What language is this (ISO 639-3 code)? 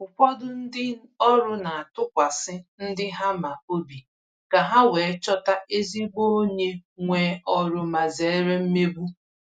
ibo